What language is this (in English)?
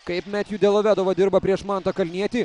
Lithuanian